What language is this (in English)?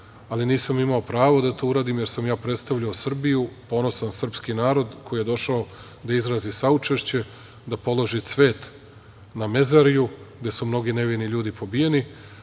Serbian